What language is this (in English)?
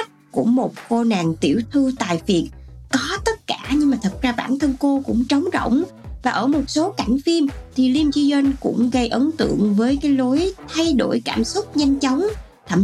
Vietnamese